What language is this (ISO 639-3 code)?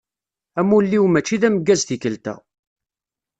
kab